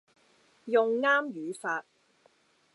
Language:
Cantonese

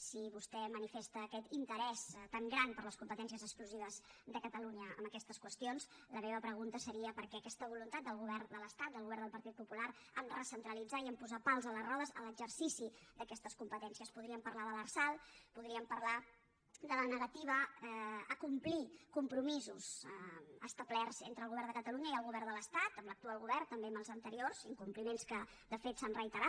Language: Catalan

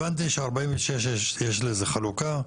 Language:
Hebrew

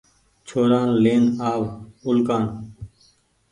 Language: Goaria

